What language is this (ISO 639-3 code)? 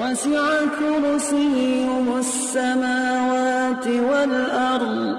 ind